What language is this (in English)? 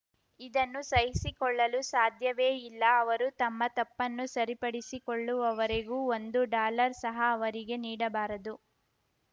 Kannada